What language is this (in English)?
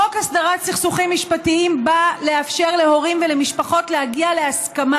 Hebrew